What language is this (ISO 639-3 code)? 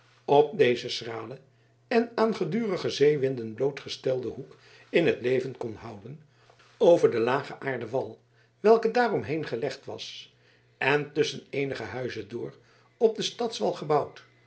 nld